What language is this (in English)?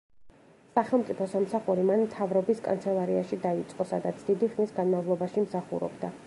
Georgian